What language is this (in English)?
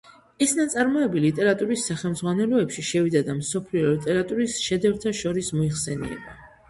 Georgian